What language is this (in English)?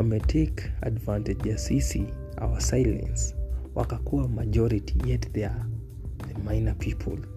Swahili